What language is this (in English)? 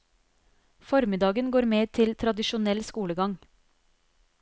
Norwegian